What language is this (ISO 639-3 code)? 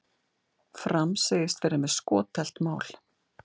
isl